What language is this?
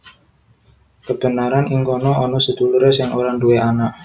Javanese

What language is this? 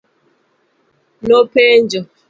Luo (Kenya and Tanzania)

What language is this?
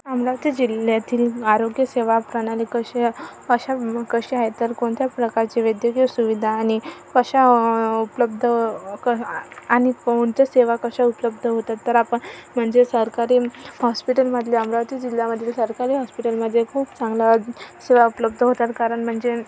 Marathi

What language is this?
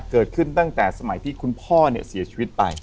Thai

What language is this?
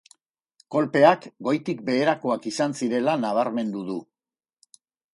Basque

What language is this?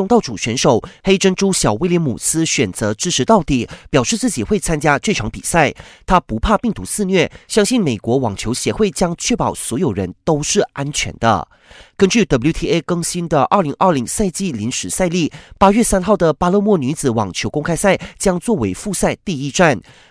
Chinese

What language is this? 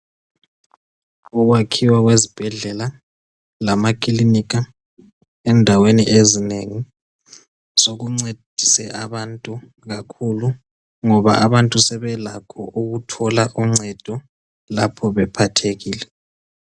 North Ndebele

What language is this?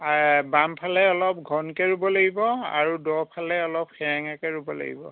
Assamese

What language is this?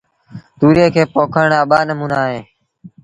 Sindhi Bhil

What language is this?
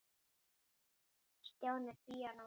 Icelandic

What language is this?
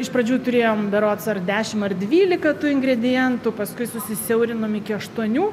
Lithuanian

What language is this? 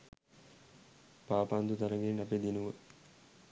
Sinhala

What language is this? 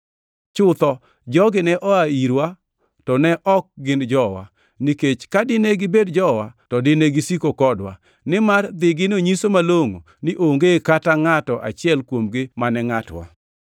Luo (Kenya and Tanzania)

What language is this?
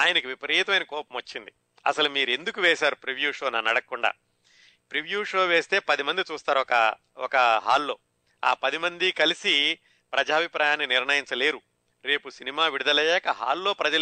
Telugu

